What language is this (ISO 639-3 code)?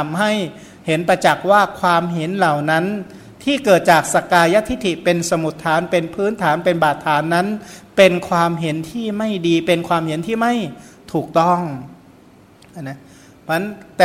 tha